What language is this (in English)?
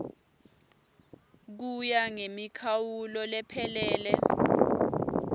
Swati